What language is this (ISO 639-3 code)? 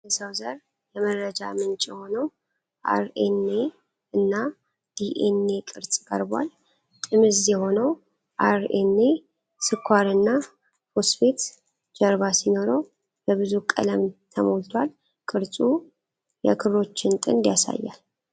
amh